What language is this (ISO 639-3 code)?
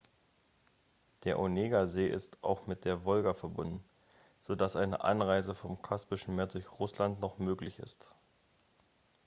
deu